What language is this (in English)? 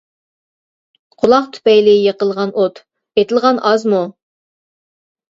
Uyghur